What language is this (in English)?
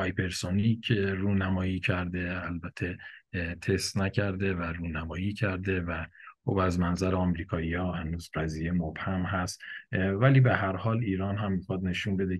Persian